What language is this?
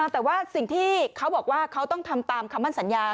Thai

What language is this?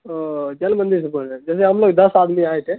Urdu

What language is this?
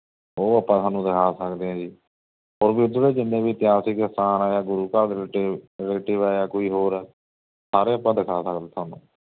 Punjabi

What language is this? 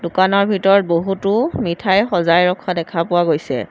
Assamese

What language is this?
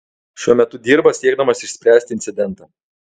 Lithuanian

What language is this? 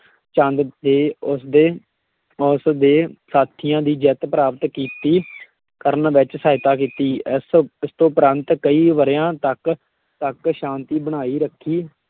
Punjabi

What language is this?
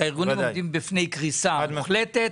Hebrew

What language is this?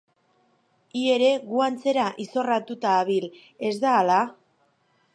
Basque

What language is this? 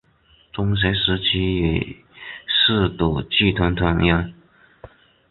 Chinese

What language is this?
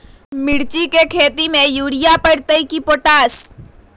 Magahi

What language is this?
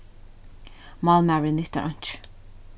Faroese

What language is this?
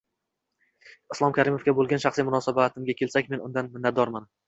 Uzbek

